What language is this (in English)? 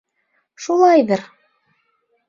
Bashkir